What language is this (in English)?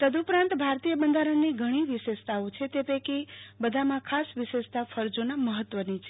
Gujarati